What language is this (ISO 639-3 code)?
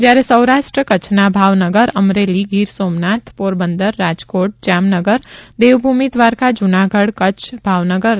guj